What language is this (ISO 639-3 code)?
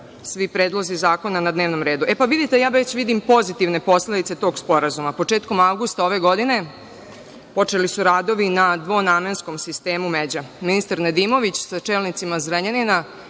srp